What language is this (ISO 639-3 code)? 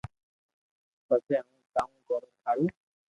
lrk